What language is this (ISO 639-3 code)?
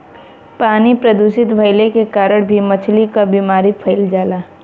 bho